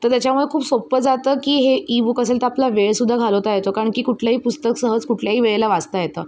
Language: Marathi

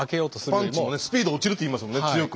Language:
Japanese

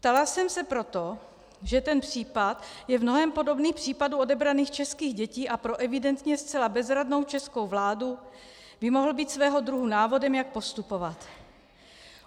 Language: Czech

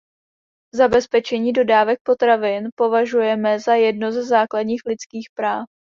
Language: Czech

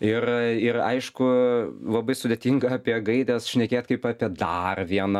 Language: Lithuanian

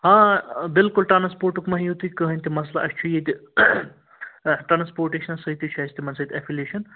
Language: Kashmiri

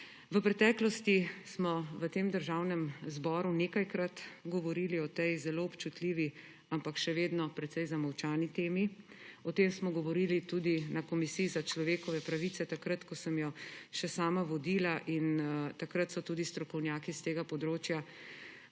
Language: Slovenian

